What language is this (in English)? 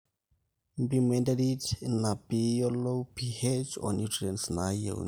Masai